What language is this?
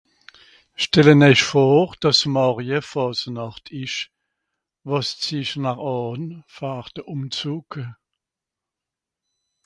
Swiss German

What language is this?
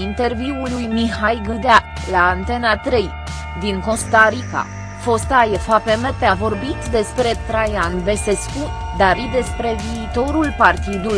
Romanian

